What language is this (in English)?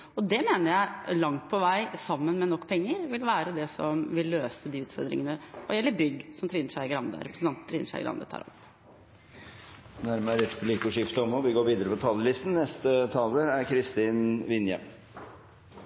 Norwegian